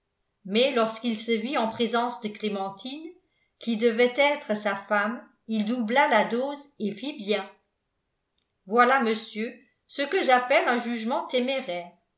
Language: French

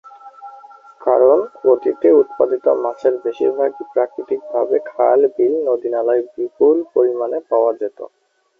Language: Bangla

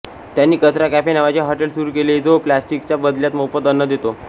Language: Marathi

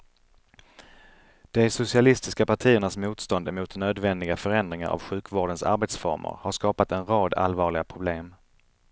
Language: Swedish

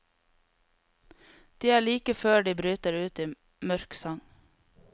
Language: Norwegian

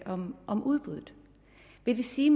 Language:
Danish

